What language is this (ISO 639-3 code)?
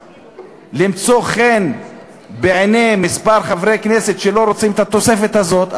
heb